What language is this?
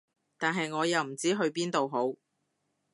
Cantonese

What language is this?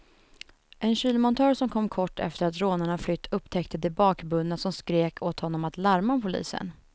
Swedish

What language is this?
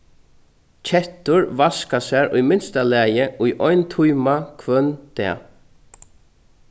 Faroese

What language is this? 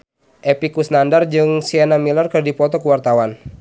Sundanese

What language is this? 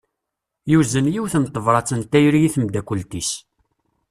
Kabyle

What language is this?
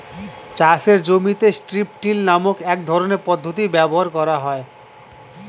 Bangla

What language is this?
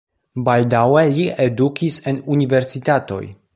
Esperanto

